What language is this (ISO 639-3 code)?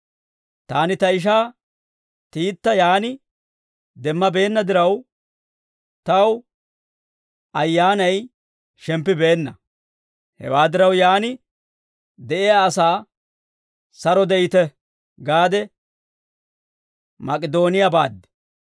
dwr